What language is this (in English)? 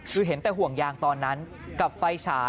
Thai